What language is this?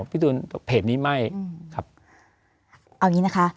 Thai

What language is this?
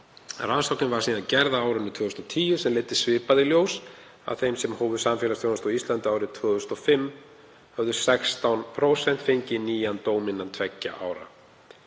Icelandic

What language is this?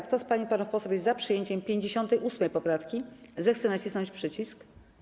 Polish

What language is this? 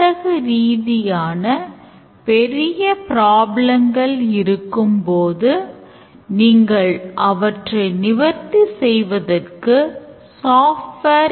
Tamil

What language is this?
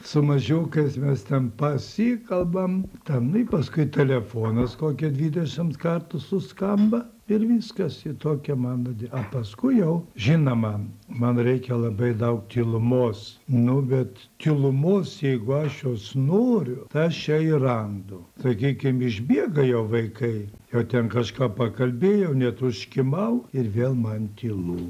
Lithuanian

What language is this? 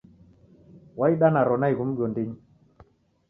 Taita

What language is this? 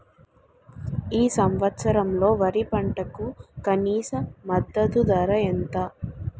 Telugu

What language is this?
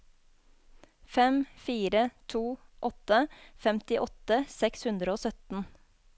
Norwegian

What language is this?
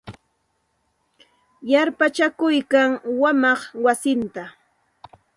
Santa Ana de Tusi Pasco Quechua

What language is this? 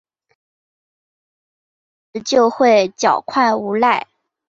Chinese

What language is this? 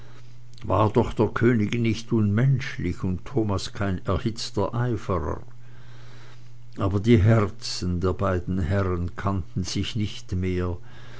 German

